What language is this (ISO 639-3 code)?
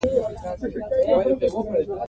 pus